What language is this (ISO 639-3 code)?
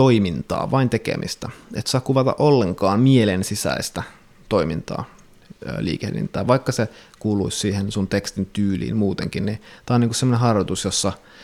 fin